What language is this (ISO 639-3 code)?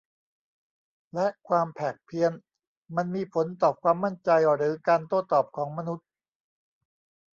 tha